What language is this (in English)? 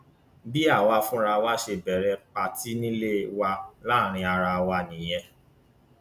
Yoruba